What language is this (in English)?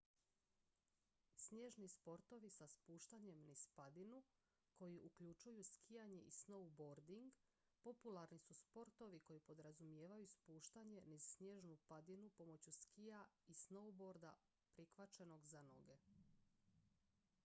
Croatian